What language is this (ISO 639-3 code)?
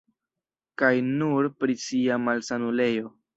epo